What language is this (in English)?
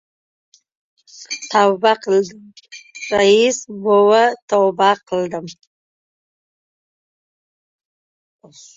Uzbek